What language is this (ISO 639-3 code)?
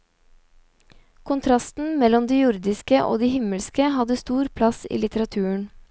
nor